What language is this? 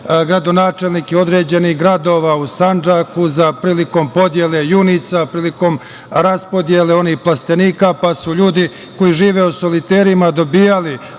Serbian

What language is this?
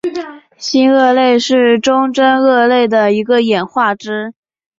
Chinese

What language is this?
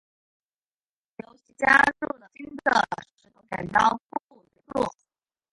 Chinese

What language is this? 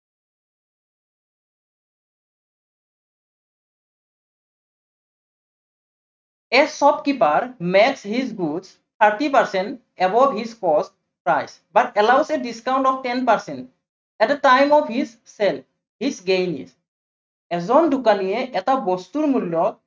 Assamese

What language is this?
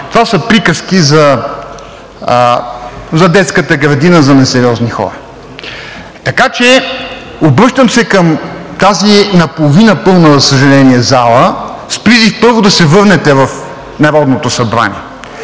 Bulgarian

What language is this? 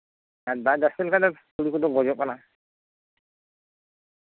Santali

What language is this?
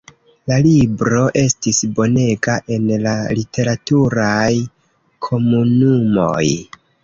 Esperanto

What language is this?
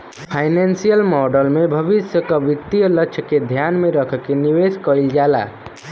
Bhojpuri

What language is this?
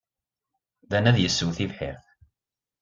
Kabyle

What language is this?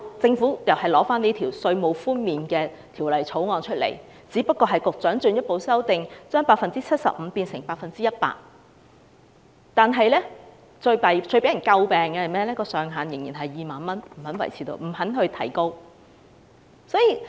Cantonese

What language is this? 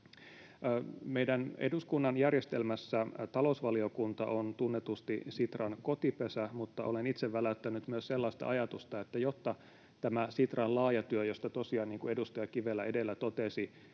Finnish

